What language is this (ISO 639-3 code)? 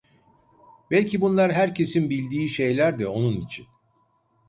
tur